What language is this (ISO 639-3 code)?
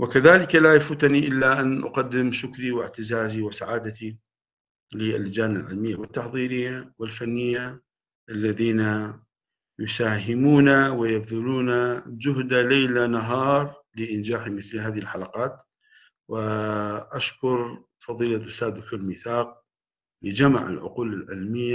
ara